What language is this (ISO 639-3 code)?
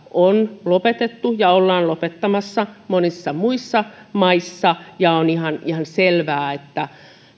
fin